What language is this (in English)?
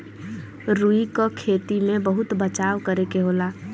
Bhojpuri